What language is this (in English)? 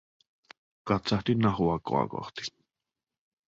Finnish